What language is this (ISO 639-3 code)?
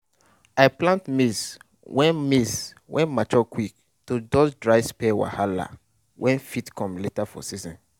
pcm